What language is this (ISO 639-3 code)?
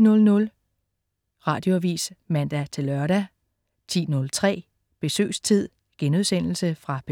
dan